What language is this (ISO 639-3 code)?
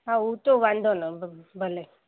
snd